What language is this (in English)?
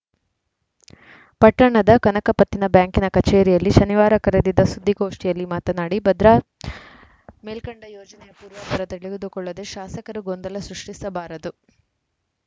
Kannada